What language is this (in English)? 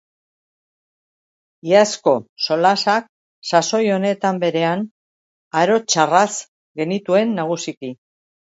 Basque